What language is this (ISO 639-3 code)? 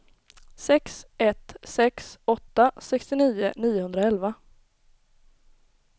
swe